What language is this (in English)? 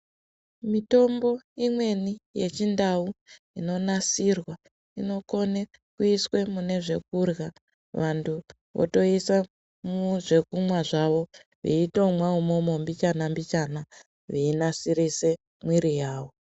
Ndau